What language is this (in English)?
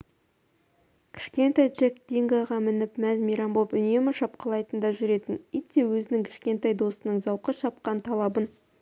Kazakh